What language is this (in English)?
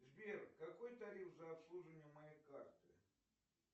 Russian